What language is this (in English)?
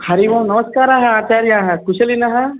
Sanskrit